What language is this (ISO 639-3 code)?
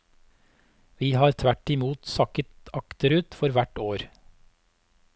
nor